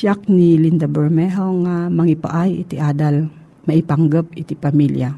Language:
Filipino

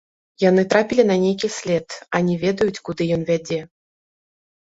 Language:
Belarusian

